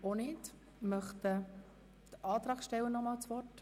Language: Swiss German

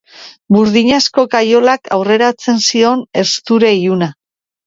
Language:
Basque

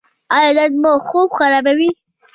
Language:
Pashto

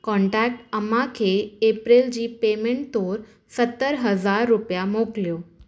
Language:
Sindhi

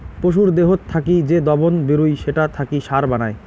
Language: Bangla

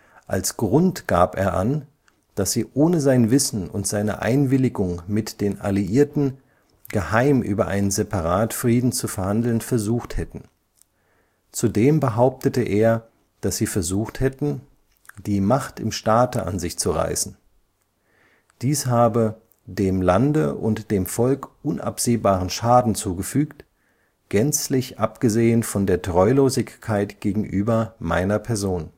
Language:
German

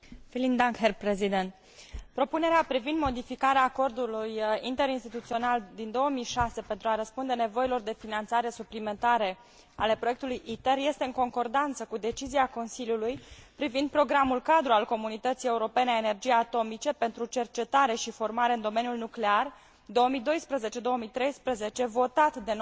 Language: Romanian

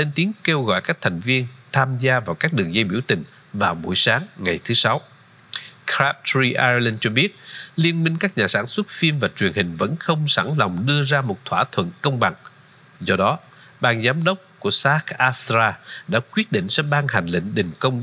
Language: Vietnamese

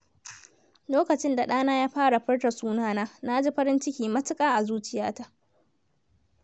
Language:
Hausa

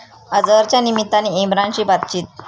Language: Marathi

